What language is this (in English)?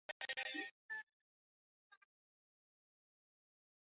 Swahili